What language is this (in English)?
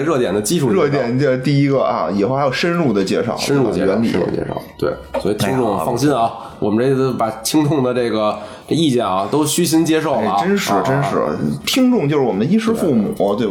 Chinese